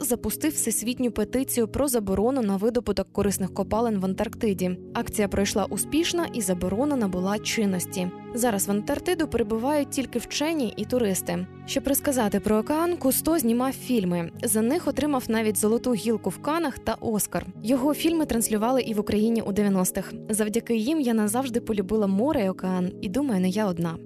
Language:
Ukrainian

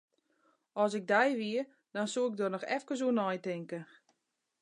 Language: Western Frisian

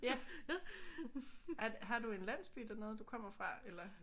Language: Danish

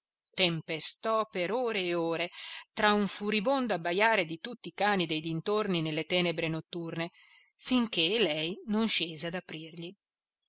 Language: Italian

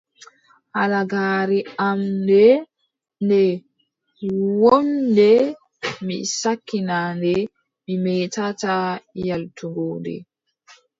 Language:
Adamawa Fulfulde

